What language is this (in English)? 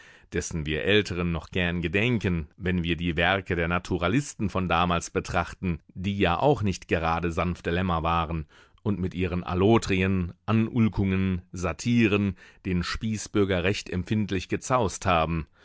German